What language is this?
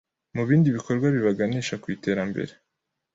Kinyarwanda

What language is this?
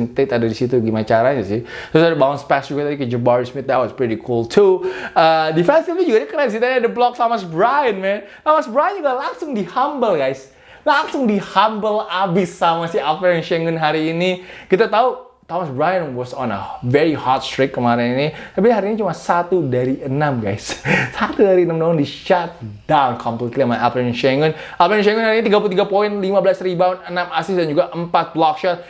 Indonesian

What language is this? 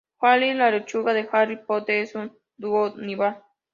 Spanish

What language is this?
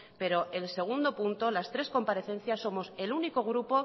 Spanish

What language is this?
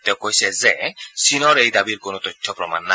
Assamese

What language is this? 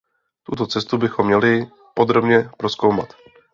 Czech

